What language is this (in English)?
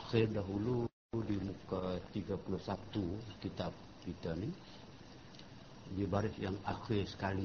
Malay